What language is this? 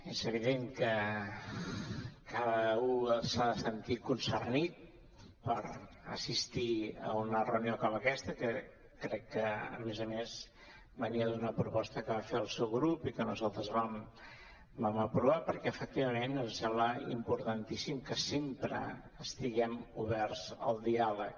Catalan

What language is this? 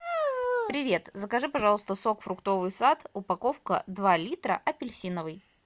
Russian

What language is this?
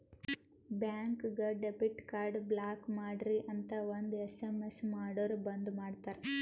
Kannada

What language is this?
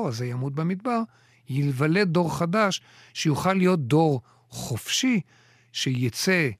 Hebrew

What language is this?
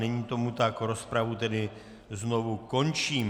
Czech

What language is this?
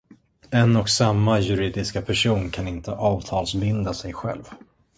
Swedish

